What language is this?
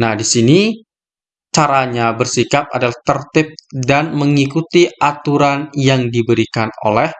Indonesian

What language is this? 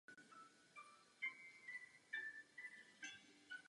Czech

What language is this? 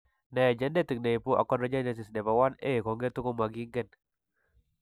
Kalenjin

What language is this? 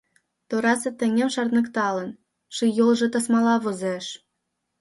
Mari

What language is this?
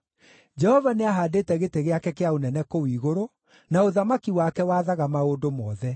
Kikuyu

